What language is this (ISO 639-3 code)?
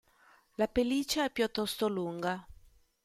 ita